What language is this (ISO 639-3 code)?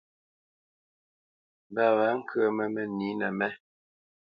bce